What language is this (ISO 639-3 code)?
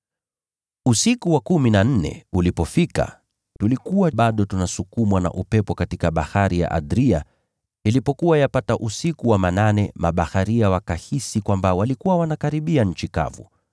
swa